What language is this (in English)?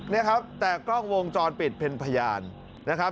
Thai